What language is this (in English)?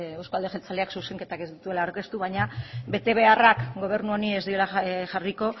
Basque